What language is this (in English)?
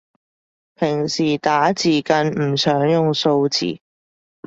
Cantonese